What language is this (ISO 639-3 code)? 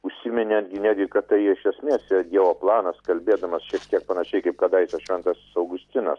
lit